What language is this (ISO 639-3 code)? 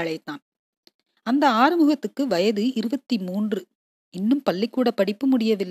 tam